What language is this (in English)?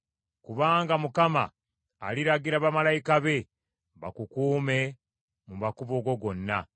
Ganda